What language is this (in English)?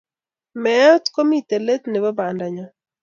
Kalenjin